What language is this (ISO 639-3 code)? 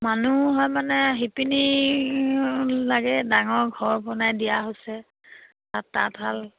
asm